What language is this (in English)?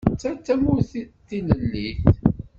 Kabyle